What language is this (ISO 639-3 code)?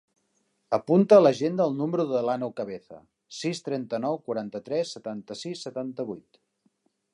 cat